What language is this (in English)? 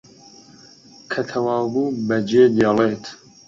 Central Kurdish